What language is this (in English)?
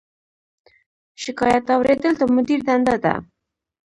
Pashto